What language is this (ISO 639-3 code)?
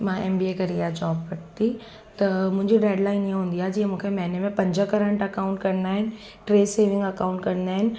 snd